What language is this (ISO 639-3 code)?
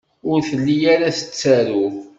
kab